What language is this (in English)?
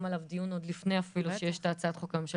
Hebrew